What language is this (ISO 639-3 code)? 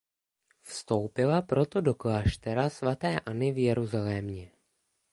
ces